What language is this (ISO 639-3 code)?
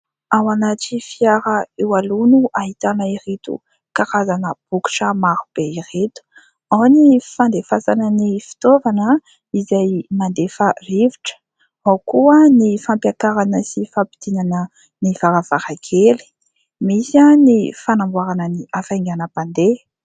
mlg